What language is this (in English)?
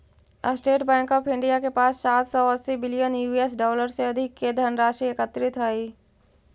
Magahi